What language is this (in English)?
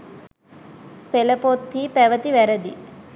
Sinhala